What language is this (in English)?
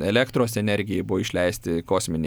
Lithuanian